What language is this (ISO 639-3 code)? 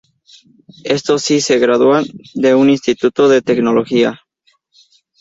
spa